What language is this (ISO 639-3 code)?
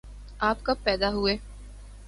urd